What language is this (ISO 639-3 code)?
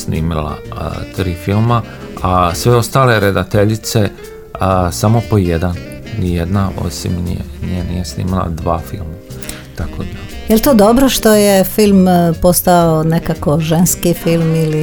hrv